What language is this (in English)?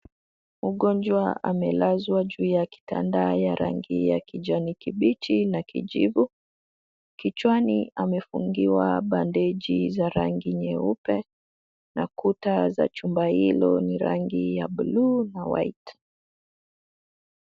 Swahili